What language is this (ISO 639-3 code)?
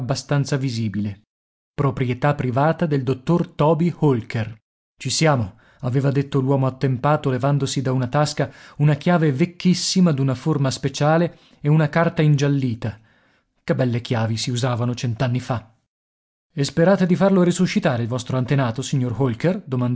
ita